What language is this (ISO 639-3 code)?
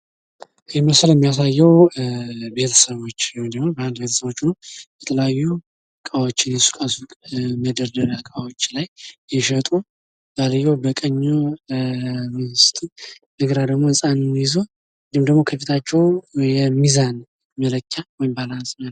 amh